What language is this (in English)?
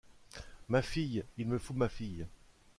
French